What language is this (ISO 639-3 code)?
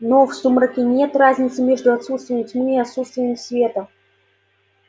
rus